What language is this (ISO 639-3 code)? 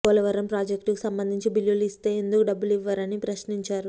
tel